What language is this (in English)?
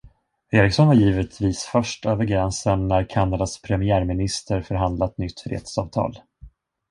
Swedish